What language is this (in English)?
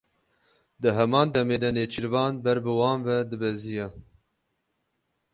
Kurdish